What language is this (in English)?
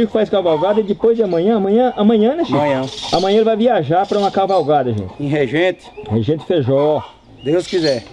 Portuguese